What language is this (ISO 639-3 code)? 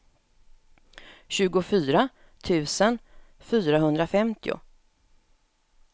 swe